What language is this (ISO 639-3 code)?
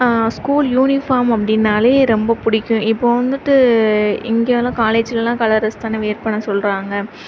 tam